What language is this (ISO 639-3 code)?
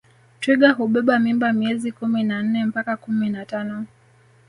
swa